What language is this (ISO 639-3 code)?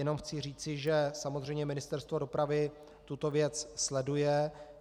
ces